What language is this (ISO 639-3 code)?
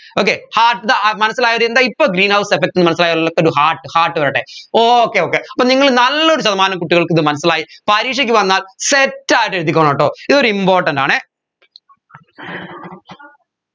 mal